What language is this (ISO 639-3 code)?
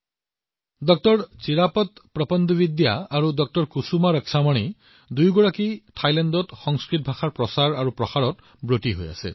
asm